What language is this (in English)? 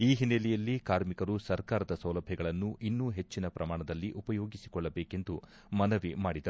Kannada